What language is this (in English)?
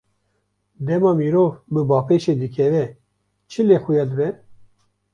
Kurdish